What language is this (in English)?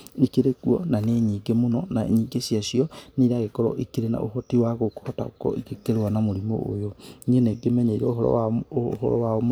Kikuyu